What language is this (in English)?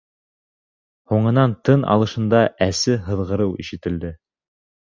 Bashkir